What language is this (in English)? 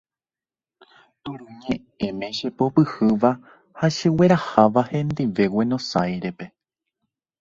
Guarani